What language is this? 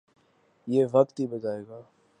Urdu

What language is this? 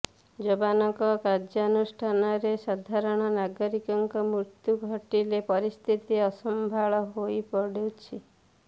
Odia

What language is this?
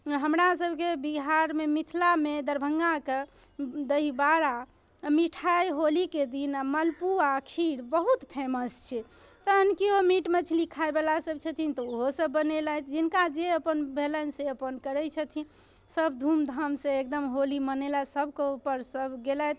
Maithili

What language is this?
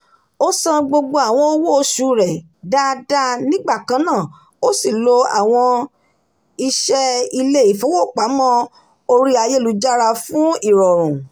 Yoruba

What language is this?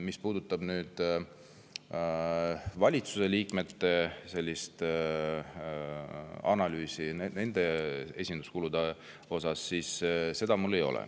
Estonian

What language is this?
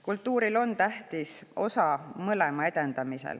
Estonian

